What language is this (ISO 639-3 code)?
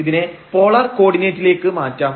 mal